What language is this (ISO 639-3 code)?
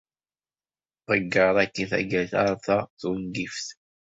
kab